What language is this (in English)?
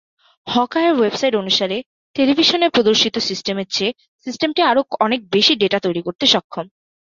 Bangla